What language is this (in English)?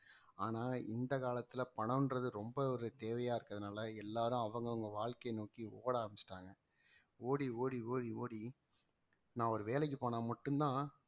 Tamil